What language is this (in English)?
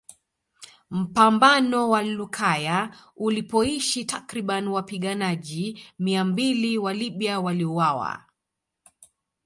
Swahili